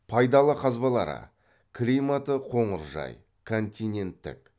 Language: Kazakh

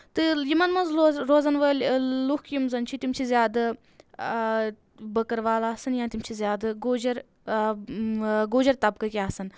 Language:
Kashmiri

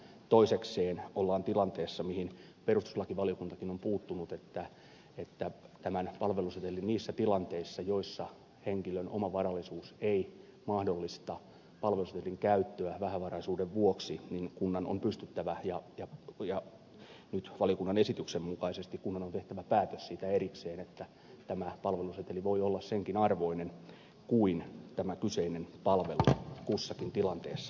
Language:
Finnish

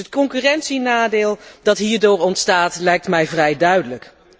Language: Dutch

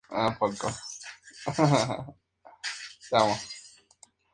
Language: Spanish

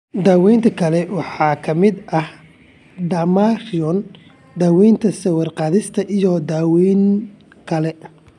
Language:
Somali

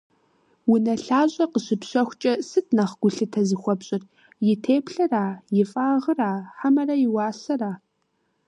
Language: Kabardian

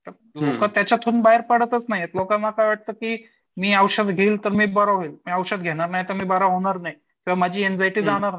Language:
Marathi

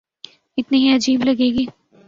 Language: Urdu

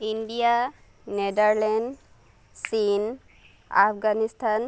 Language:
Assamese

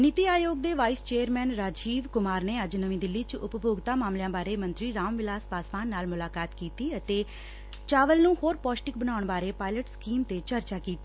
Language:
Punjabi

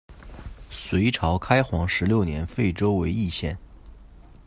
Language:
Chinese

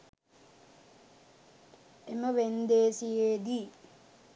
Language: Sinhala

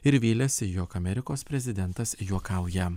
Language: Lithuanian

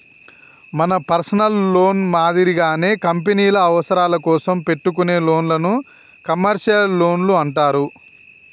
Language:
Telugu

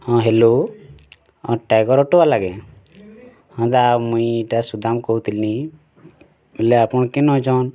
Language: Odia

